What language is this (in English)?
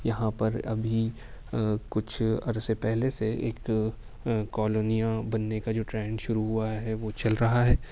Urdu